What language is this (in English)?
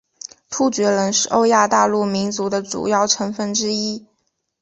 Chinese